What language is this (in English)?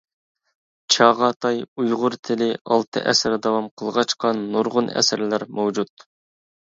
Uyghur